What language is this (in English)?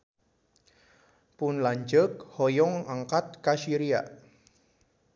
Sundanese